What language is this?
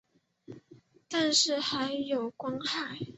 Chinese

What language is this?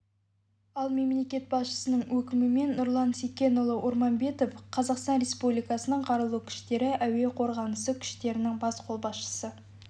Kazakh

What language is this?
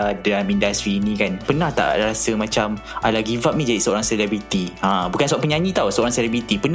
Malay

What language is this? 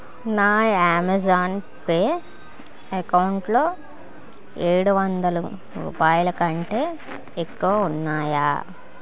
Telugu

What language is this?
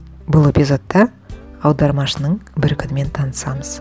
Kazakh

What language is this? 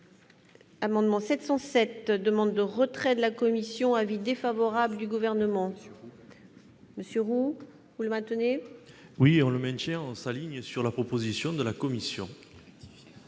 French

